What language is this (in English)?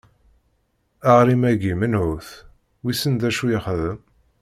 Kabyle